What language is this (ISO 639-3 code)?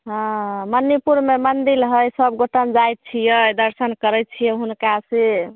mai